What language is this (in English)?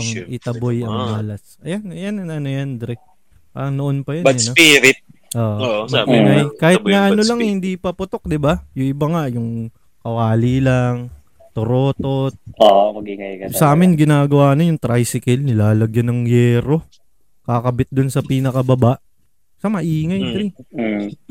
Filipino